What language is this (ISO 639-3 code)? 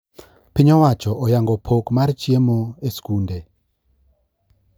luo